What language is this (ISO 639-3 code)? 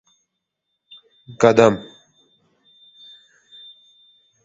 tuk